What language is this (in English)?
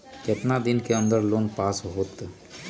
Magahi